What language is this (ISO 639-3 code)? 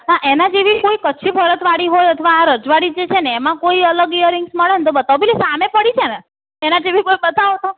guj